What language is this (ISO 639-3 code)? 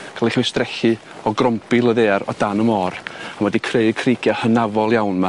cym